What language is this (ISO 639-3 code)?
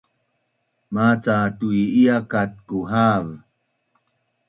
bnn